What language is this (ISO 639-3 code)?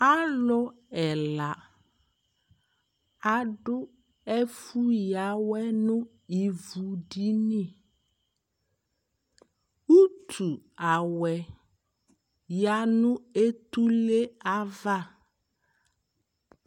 kpo